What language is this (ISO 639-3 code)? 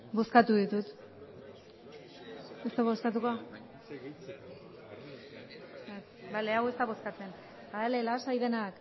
eus